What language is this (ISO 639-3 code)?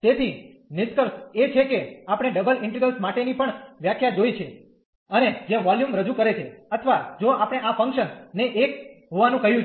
guj